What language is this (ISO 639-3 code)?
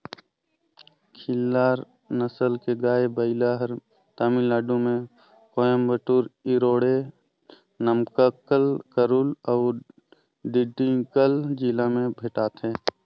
hne